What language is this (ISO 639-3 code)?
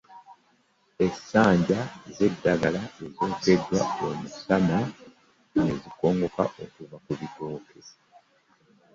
lug